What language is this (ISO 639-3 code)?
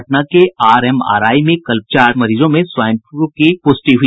hin